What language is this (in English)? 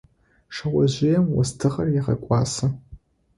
Adyghe